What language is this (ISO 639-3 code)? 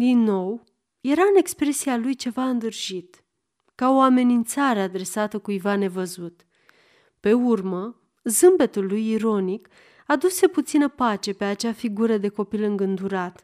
ron